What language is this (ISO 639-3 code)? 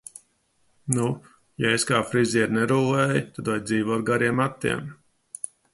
lav